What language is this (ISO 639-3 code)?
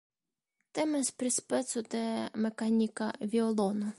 epo